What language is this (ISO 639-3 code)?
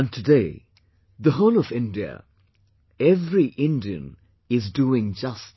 eng